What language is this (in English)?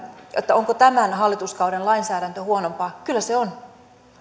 Finnish